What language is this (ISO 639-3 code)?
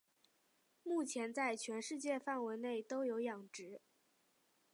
zho